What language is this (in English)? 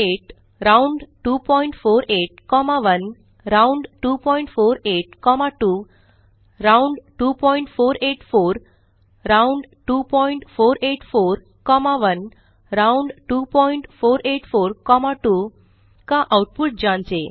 Hindi